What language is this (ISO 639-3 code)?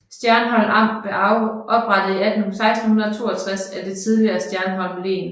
dan